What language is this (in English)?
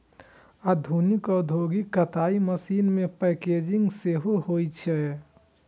Maithili